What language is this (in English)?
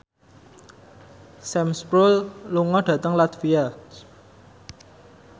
Javanese